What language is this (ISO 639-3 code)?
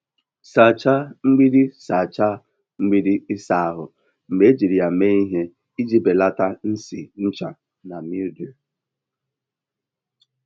ibo